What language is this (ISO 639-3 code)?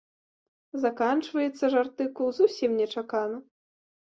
bel